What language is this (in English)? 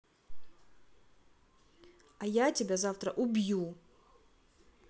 Russian